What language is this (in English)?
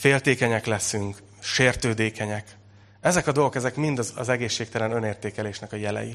Hungarian